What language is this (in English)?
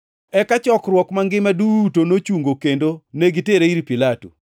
Luo (Kenya and Tanzania)